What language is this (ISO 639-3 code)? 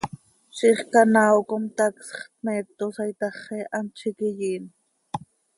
sei